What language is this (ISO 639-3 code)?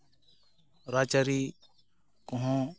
sat